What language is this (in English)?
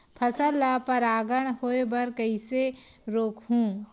Chhattisgarhi